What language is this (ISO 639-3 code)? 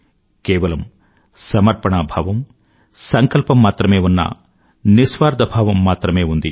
tel